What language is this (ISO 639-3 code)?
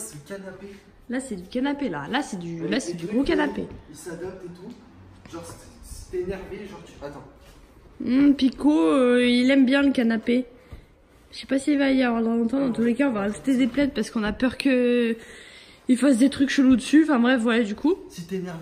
fra